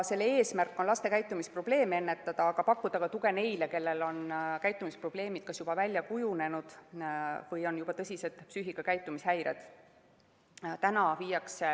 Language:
Estonian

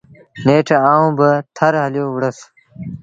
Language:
Sindhi Bhil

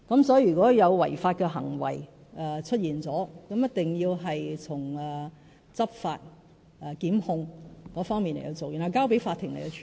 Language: Cantonese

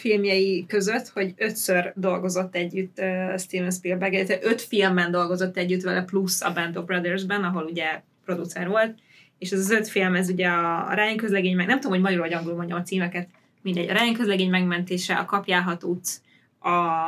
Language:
Hungarian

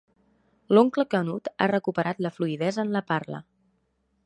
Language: Catalan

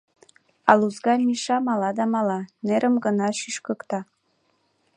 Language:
Mari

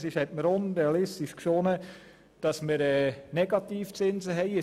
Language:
Swiss German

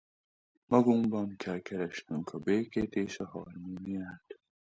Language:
Hungarian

